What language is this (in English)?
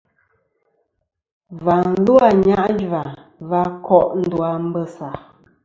Kom